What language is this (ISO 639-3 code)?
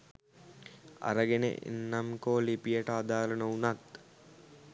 sin